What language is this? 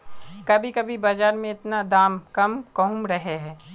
Magahi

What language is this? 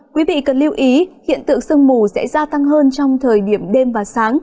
Vietnamese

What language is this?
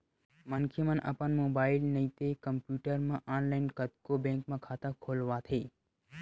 Chhattisgarhi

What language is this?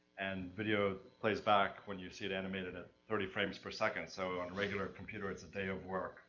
English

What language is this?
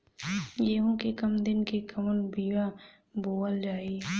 Bhojpuri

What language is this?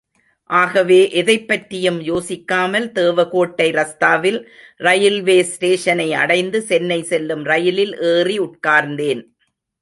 Tamil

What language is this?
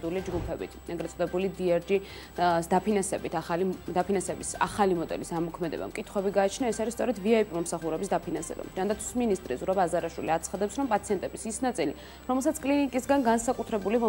Romanian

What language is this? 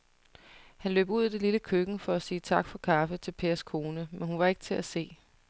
Danish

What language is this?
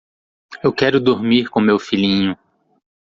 Portuguese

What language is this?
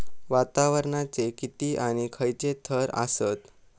Marathi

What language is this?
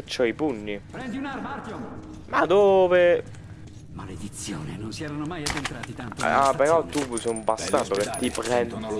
Italian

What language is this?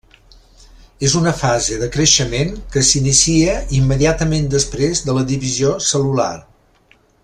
Catalan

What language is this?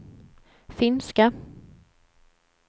Swedish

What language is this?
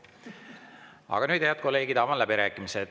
Estonian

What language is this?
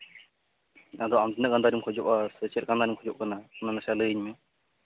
Santali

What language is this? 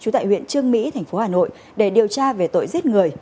Vietnamese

